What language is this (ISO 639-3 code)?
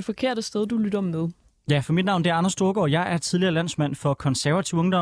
dan